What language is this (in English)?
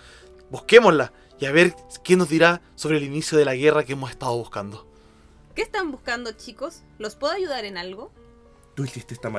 Spanish